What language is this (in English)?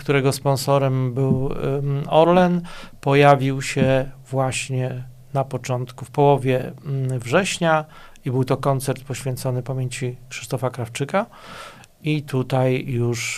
Polish